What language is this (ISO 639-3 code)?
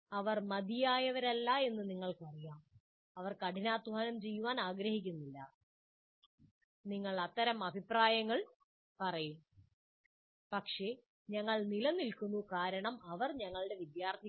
mal